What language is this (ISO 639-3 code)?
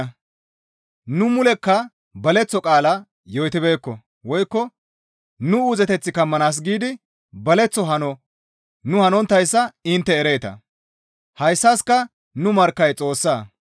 gmv